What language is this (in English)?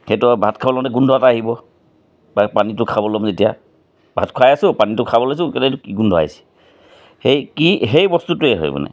Assamese